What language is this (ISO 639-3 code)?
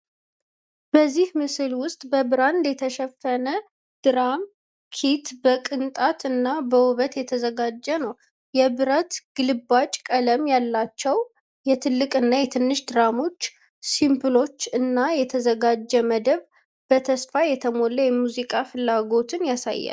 amh